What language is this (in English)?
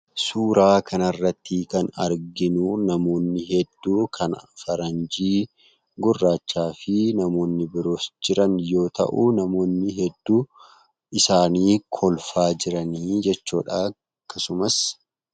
Oromo